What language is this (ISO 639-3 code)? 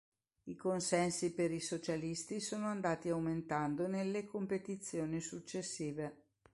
ita